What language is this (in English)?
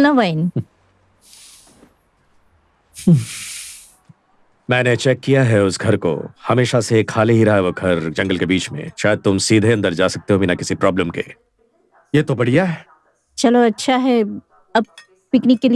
Hindi